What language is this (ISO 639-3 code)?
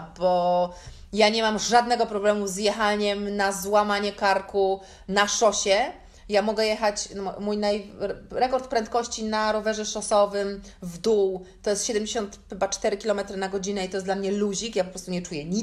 pol